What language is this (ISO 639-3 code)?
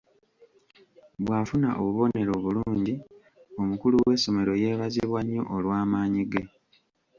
lug